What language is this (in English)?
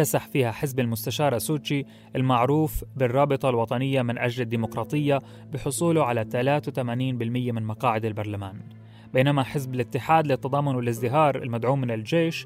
Arabic